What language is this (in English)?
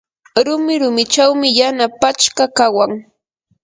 Yanahuanca Pasco Quechua